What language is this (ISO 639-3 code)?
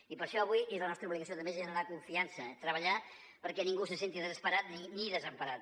cat